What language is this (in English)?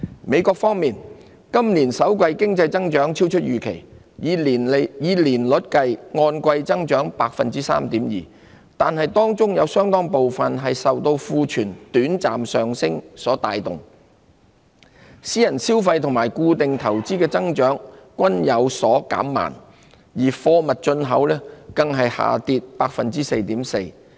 Cantonese